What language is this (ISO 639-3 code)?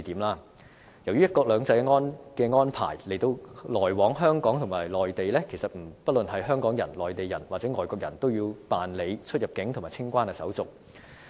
yue